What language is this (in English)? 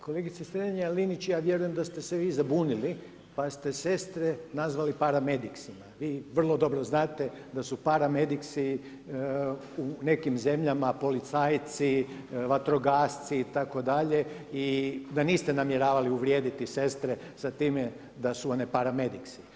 Croatian